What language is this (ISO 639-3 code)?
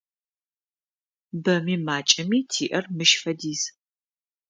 ady